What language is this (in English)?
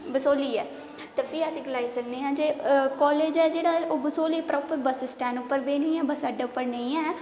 Dogri